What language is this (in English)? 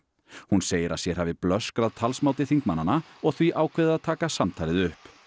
Icelandic